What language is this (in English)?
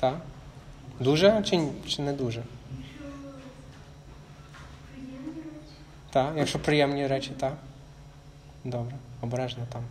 Ukrainian